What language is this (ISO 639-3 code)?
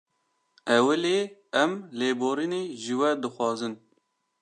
kur